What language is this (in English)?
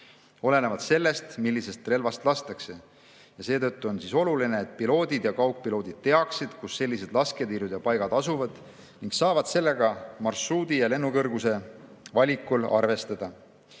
Estonian